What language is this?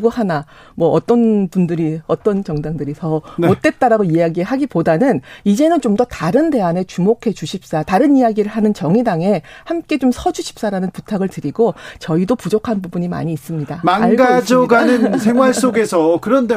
Korean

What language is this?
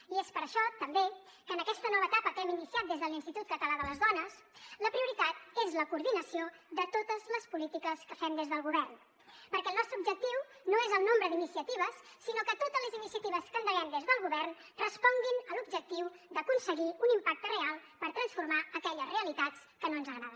Catalan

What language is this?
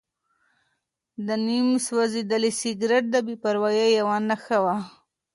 Pashto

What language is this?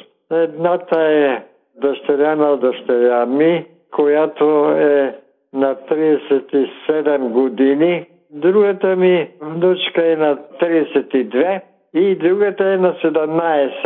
Bulgarian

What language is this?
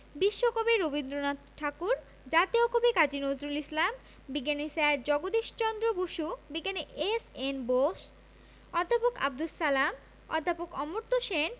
Bangla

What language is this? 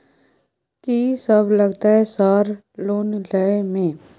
Maithili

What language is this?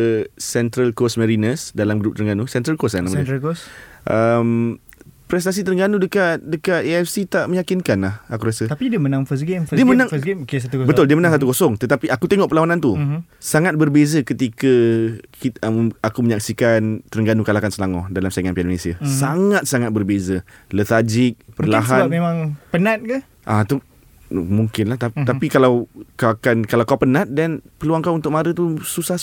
Malay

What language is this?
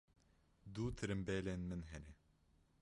Kurdish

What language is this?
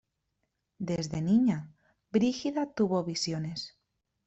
Spanish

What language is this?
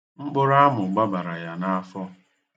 Igbo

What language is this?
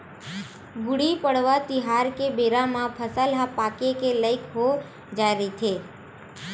Chhattisgarhi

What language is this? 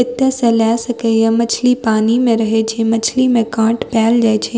Maithili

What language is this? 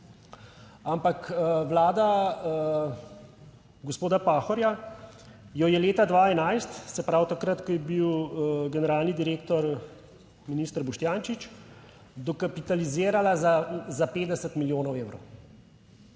Slovenian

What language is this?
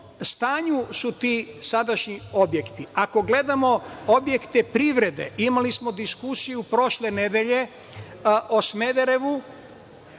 Serbian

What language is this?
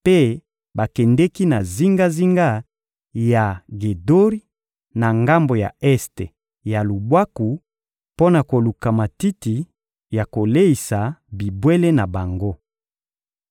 Lingala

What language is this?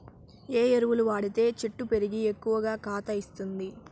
Telugu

